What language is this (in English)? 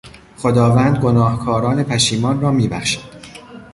Persian